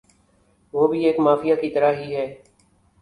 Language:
Urdu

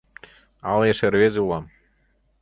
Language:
Mari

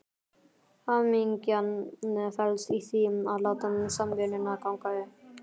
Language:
Icelandic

